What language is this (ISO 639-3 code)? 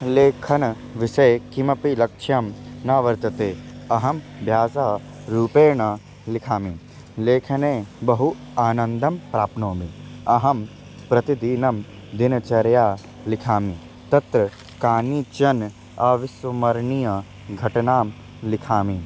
san